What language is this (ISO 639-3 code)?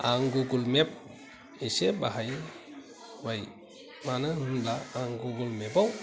brx